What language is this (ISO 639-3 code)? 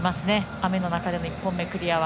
jpn